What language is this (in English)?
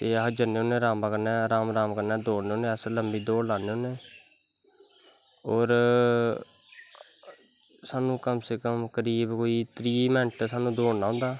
Dogri